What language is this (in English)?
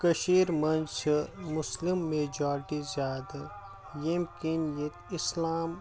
Kashmiri